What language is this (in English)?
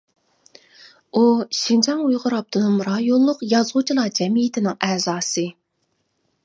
Uyghur